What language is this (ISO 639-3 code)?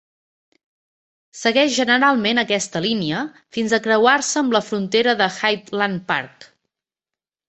cat